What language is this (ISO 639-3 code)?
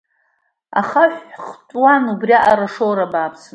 abk